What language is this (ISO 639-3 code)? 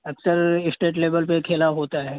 urd